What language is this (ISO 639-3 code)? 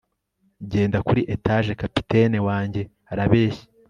kin